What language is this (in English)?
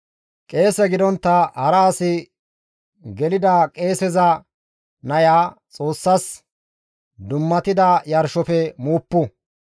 Gamo